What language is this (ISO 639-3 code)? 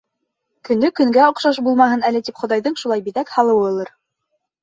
bak